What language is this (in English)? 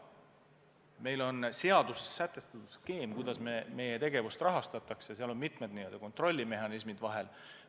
Estonian